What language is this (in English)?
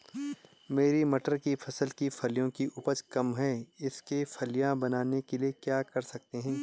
Hindi